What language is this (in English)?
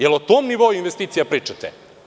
Serbian